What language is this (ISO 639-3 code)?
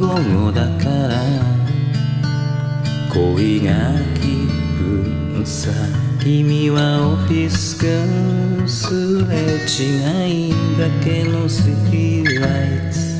jpn